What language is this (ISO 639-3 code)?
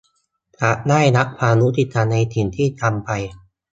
tha